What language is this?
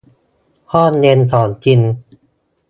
Thai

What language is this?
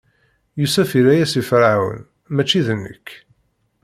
Kabyle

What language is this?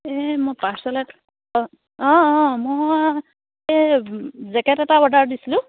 Assamese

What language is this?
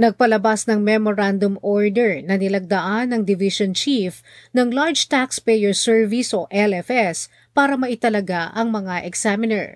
Filipino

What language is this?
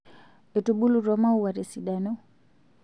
Masai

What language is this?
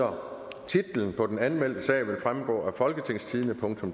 Danish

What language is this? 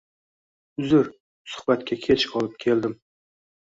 Uzbek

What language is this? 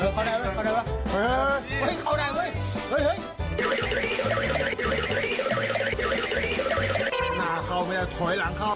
Thai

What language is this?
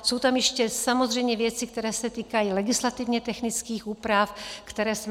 Czech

